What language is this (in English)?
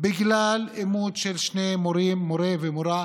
Hebrew